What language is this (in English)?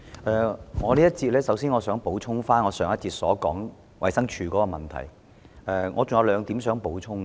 Cantonese